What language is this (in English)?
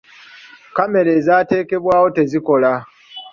Ganda